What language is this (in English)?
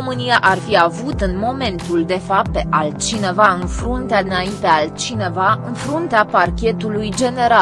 Romanian